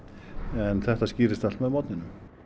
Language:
Icelandic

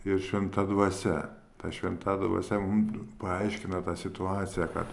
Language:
Lithuanian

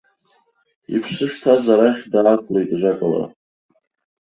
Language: Abkhazian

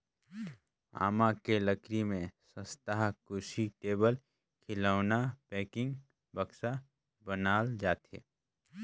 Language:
Chhattisgarhi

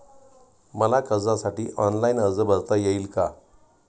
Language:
Marathi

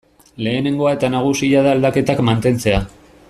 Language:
Basque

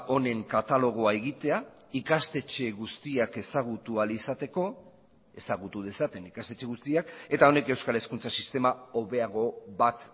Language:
Basque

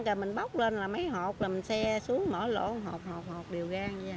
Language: Vietnamese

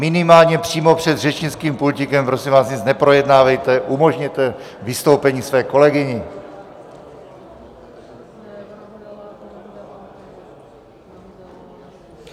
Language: Czech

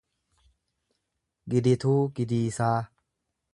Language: Oromo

